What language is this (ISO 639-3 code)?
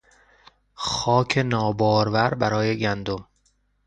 fas